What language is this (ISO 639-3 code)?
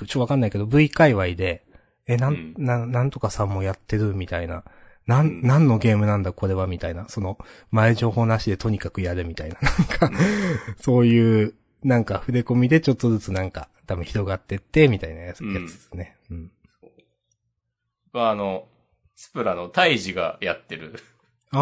jpn